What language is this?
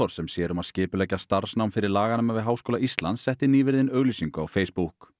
Icelandic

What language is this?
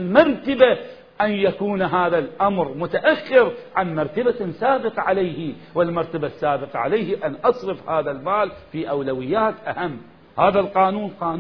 Arabic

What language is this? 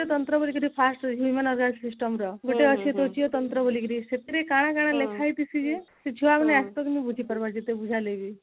Odia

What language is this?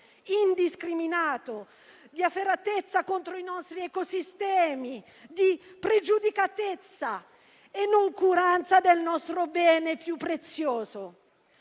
Italian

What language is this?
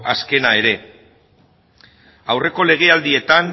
Basque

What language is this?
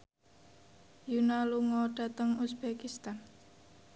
Javanese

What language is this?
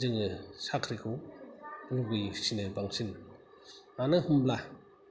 Bodo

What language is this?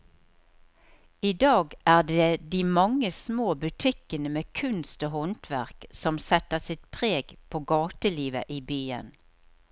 Norwegian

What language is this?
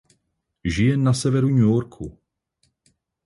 Czech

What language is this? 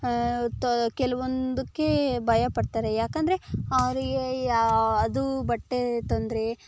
Kannada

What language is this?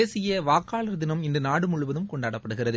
Tamil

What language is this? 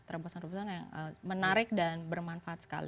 Indonesian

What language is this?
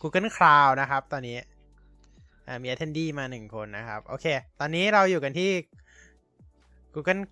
Thai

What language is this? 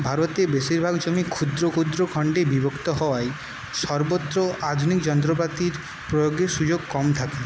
Bangla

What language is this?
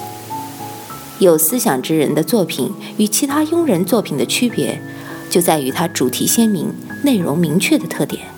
Chinese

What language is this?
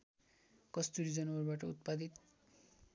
Nepali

